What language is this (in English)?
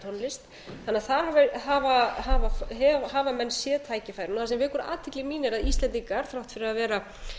Icelandic